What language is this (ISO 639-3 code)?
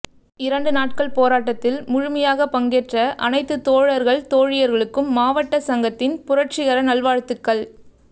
tam